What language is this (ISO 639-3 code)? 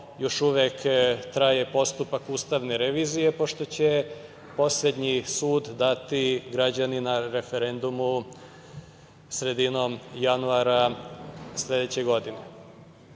srp